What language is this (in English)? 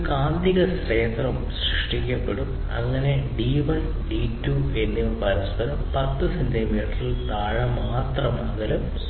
Malayalam